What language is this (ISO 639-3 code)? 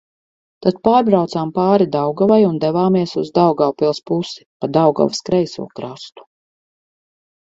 lav